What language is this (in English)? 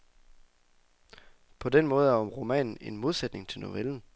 Danish